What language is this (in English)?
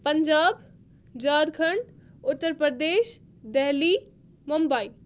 Kashmiri